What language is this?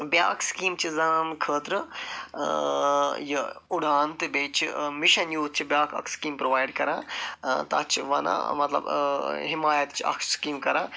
Kashmiri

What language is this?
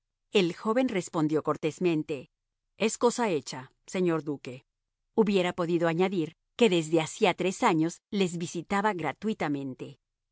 Spanish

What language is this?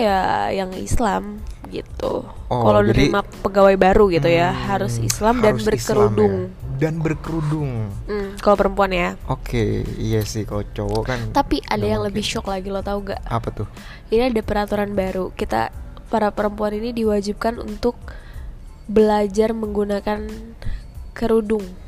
Indonesian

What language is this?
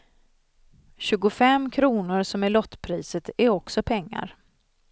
Swedish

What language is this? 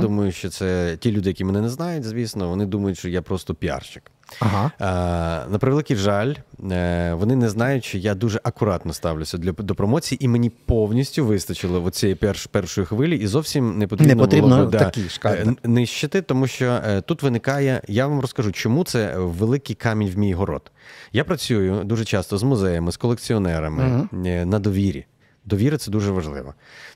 Ukrainian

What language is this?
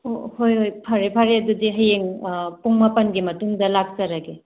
Manipuri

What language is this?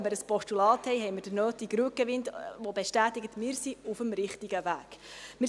Swiss German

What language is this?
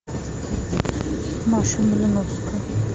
Russian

